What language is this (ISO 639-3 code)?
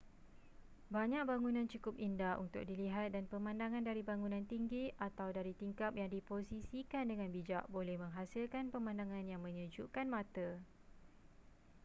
msa